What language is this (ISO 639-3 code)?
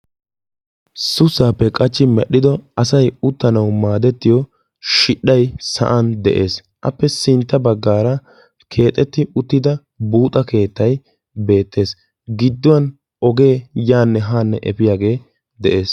wal